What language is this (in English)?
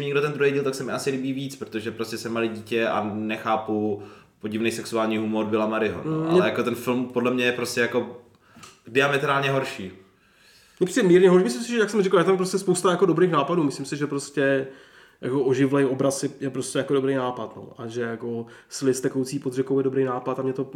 Czech